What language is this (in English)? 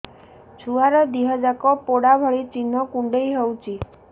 Odia